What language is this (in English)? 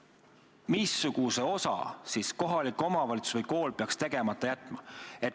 Estonian